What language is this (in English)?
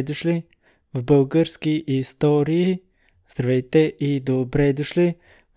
Bulgarian